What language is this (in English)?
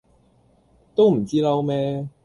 Cantonese